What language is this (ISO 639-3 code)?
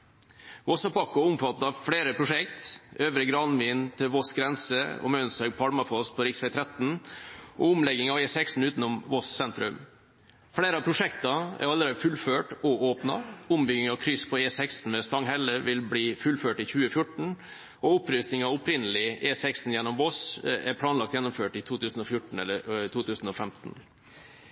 nob